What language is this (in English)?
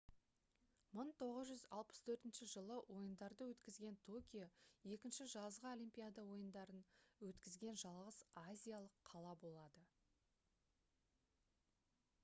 Kazakh